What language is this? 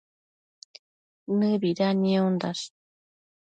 Matsés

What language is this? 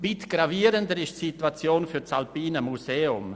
Swiss German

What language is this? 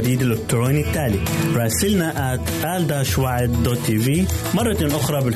Arabic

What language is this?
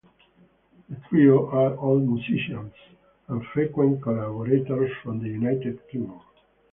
English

